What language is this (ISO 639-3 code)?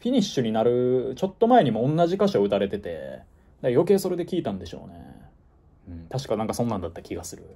jpn